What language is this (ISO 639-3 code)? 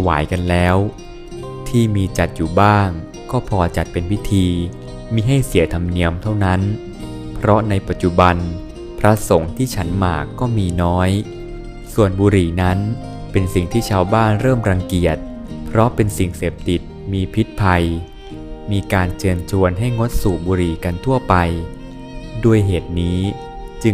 tha